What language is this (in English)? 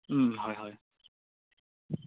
Assamese